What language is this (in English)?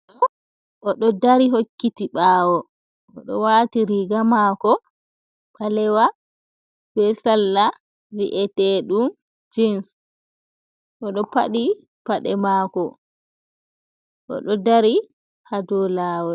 Fula